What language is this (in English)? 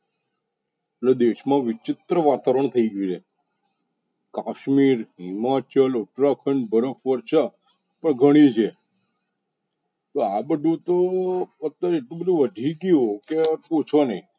Gujarati